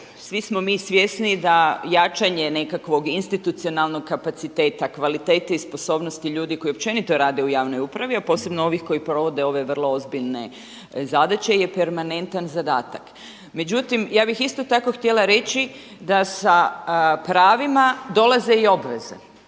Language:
Croatian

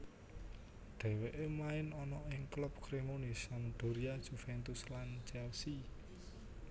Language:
Javanese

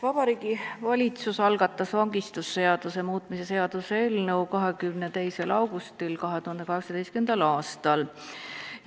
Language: Estonian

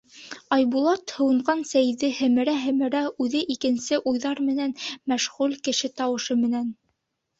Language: Bashkir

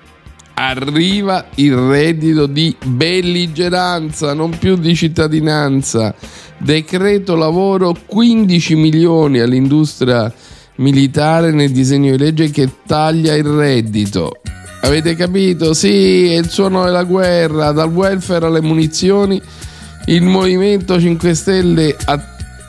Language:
Italian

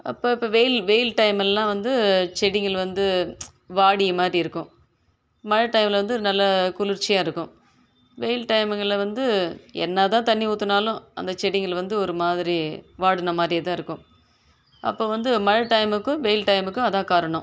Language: Tamil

